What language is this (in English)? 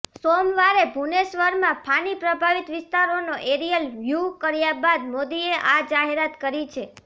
Gujarati